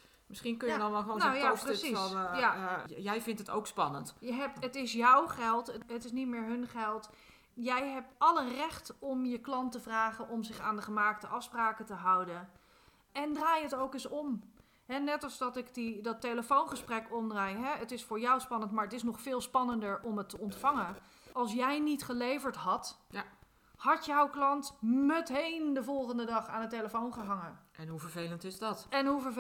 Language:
Dutch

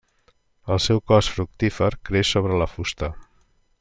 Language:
Catalan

